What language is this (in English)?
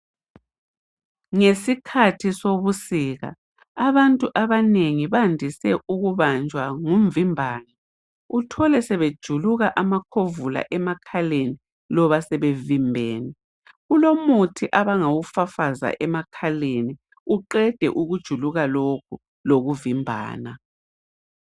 North Ndebele